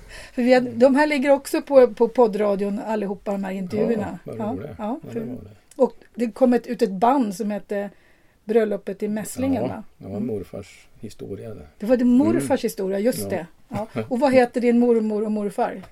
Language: Swedish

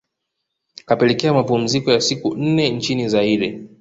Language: Swahili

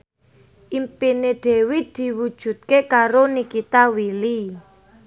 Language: Javanese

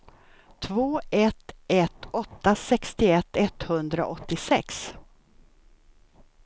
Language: Swedish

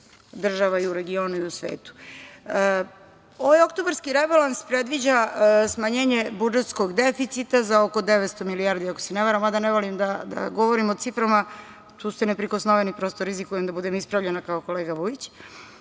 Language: Serbian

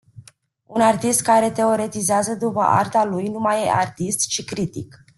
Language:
Romanian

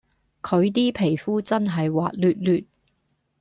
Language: Cantonese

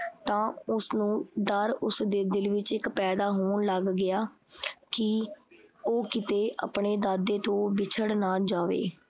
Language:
Punjabi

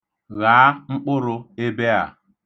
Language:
Igbo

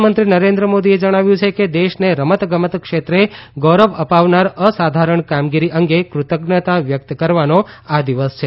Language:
Gujarati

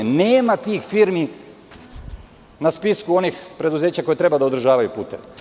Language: Serbian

